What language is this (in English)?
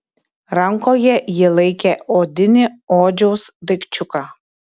Lithuanian